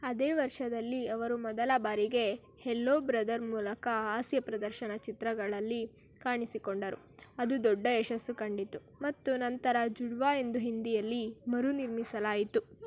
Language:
Kannada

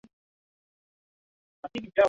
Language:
Swahili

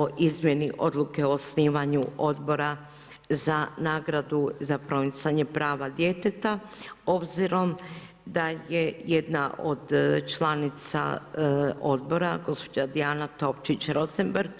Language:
Croatian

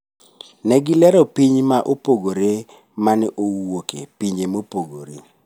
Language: Luo (Kenya and Tanzania)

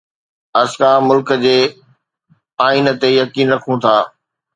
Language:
Sindhi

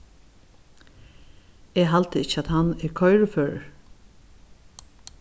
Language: Faroese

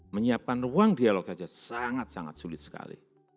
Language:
Indonesian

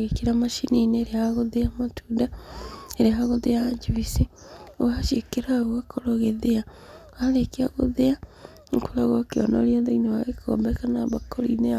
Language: Kikuyu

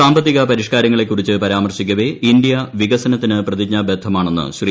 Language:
Malayalam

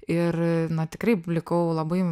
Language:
Lithuanian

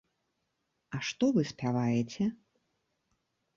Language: Belarusian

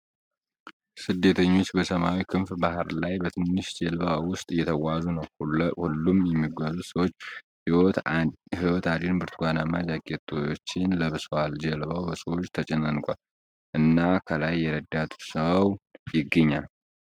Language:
Amharic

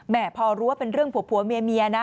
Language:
Thai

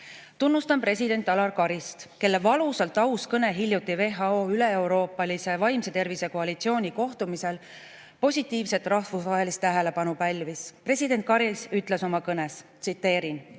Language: Estonian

